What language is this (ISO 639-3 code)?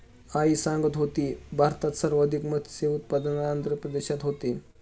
mar